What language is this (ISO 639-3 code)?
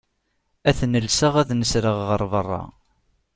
kab